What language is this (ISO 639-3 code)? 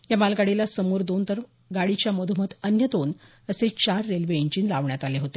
mar